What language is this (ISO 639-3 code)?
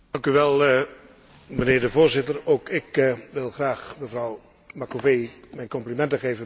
nld